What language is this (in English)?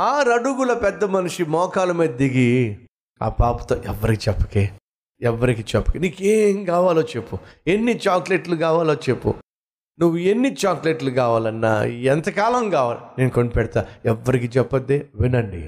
Telugu